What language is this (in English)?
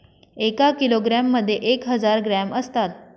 Marathi